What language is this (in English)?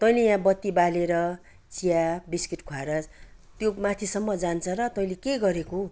Nepali